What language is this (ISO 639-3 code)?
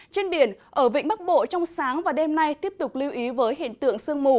vie